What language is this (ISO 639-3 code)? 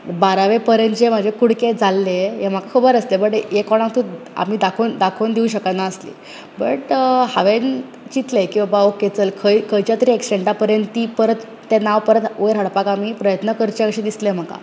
kok